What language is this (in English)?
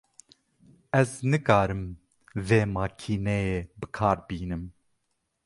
Kurdish